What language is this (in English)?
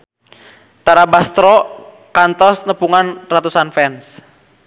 Sundanese